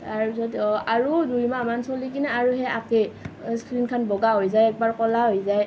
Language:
Assamese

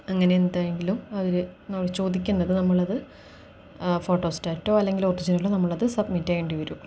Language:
Malayalam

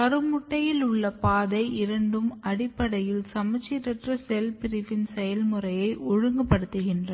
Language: Tamil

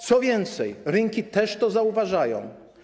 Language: Polish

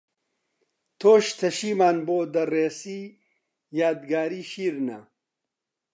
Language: Central Kurdish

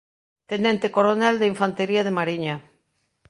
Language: Galician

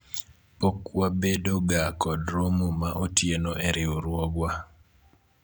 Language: Luo (Kenya and Tanzania)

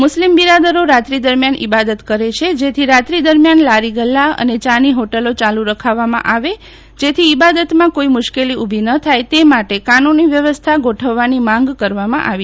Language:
Gujarati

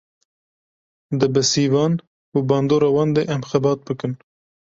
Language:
Kurdish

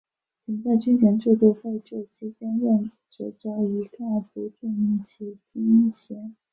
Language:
Chinese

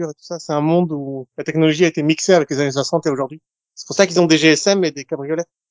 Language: French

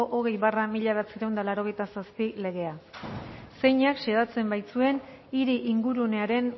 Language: Basque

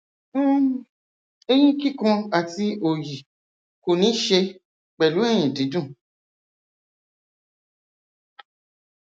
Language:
Yoruba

